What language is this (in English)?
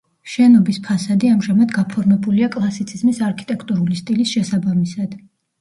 Georgian